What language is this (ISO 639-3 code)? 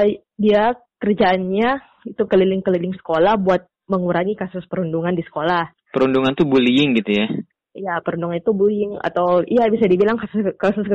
ind